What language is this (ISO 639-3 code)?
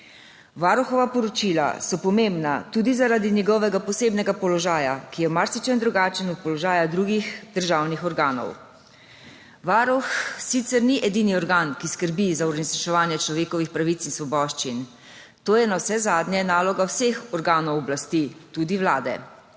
slv